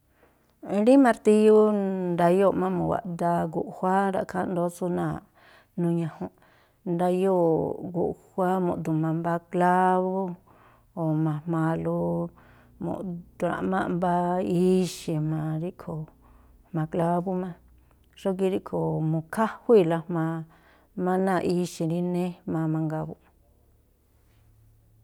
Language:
Tlacoapa Me'phaa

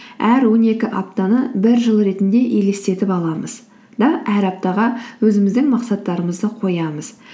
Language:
Kazakh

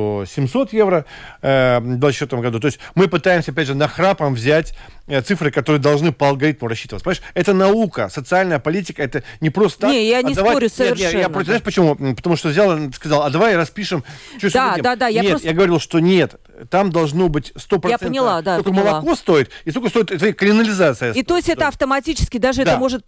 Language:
Russian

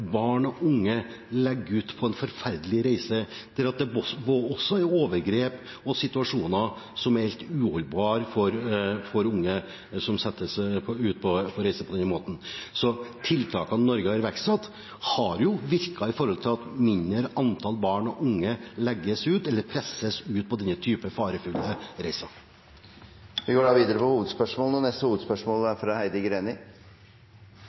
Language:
Norwegian Bokmål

